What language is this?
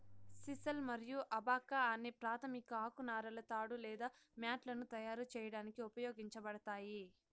Telugu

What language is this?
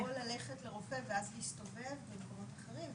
Hebrew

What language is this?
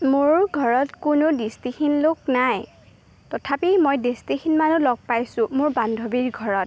Assamese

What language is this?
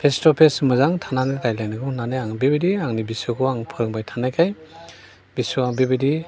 Bodo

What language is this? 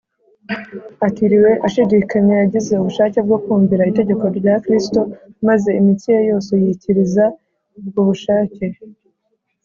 Kinyarwanda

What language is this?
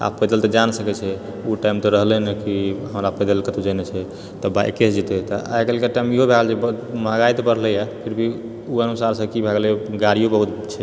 Maithili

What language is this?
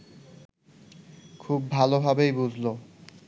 Bangla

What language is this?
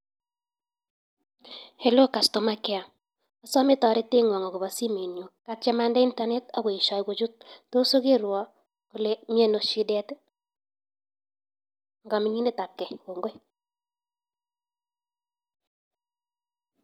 Kalenjin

